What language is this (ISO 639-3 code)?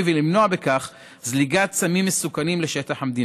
heb